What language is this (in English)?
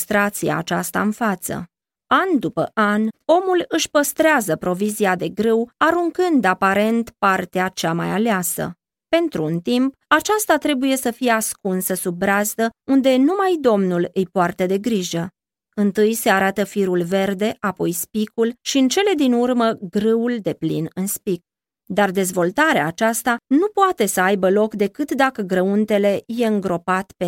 Romanian